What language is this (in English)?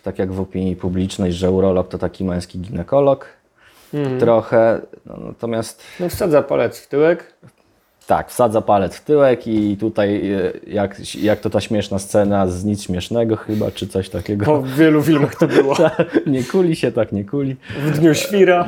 Polish